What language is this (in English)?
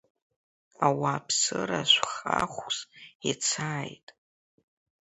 Abkhazian